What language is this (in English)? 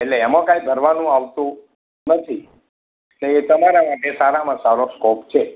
Gujarati